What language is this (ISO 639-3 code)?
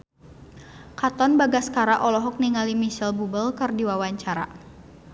sun